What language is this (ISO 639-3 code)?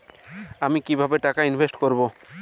ben